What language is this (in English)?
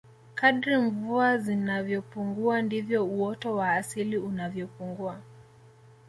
Swahili